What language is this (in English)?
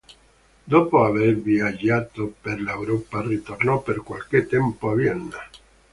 Italian